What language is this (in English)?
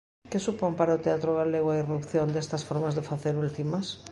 Galician